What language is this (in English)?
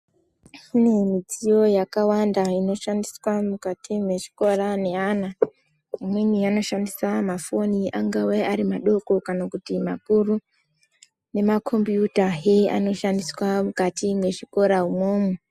Ndau